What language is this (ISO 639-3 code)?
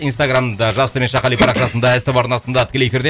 kaz